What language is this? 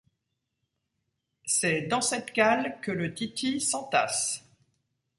French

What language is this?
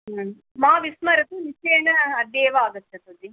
Sanskrit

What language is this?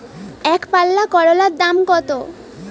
Bangla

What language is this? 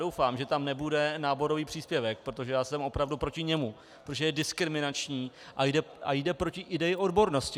Czech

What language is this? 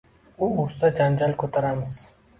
Uzbek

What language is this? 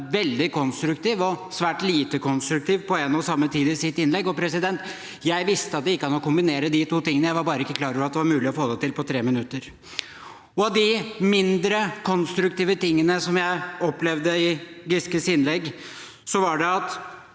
Norwegian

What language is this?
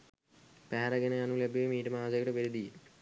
Sinhala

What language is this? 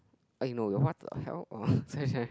English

